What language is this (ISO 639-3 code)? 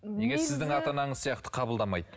kaz